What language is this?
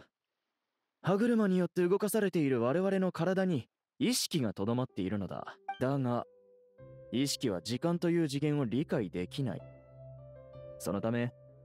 Japanese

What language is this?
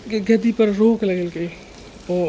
Maithili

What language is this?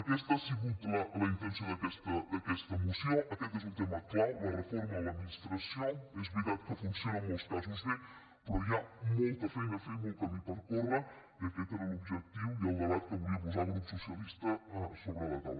Catalan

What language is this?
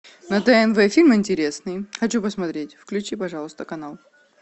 Russian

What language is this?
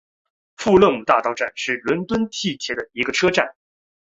Chinese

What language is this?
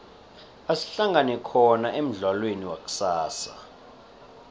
South Ndebele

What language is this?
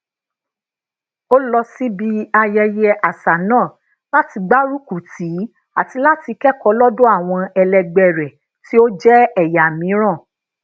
Yoruba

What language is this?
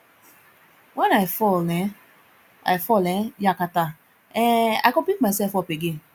Nigerian Pidgin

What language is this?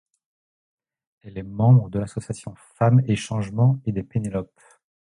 French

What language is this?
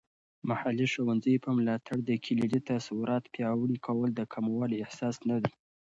Pashto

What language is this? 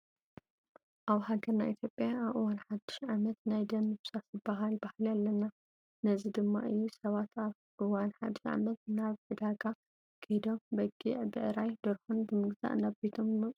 Tigrinya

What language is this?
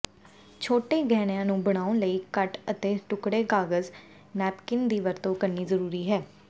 Punjabi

